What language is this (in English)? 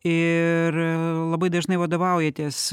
Lithuanian